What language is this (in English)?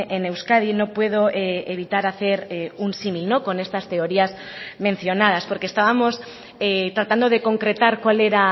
Spanish